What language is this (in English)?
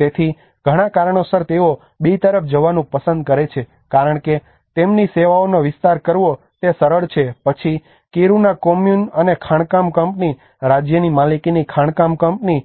Gujarati